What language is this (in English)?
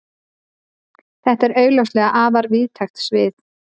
Icelandic